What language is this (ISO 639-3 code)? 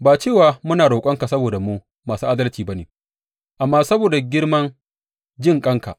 hau